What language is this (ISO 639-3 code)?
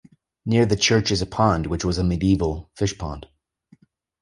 eng